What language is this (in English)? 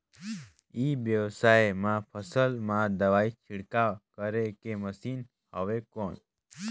Chhattisgarhi